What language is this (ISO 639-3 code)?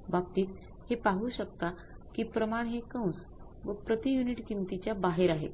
mar